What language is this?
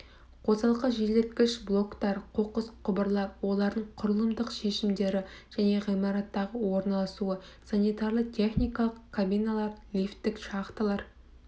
Kazakh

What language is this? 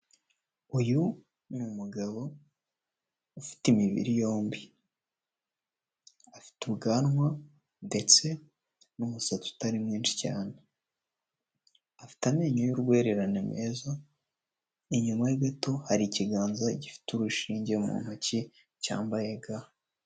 Kinyarwanda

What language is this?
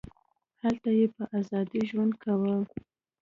Pashto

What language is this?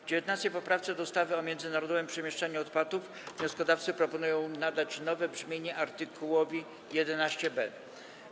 Polish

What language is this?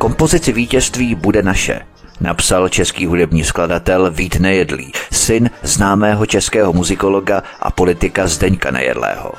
Czech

